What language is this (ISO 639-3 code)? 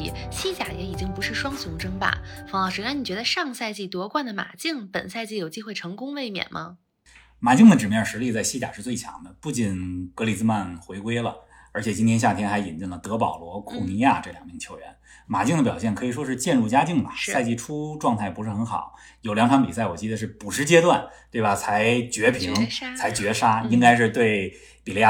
zho